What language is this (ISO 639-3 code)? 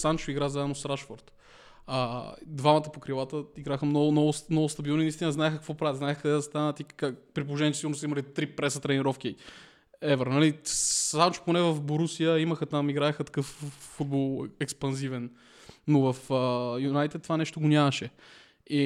bul